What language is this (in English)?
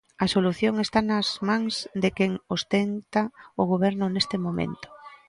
Galician